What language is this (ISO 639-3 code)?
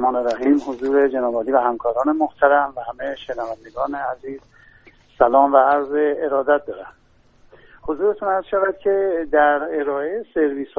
fas